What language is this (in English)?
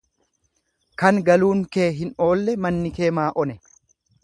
Oromo